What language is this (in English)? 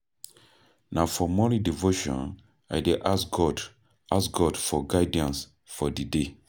Nigerian Pidgin